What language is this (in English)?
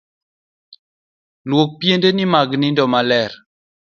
Luo (Kenya and Tanzania)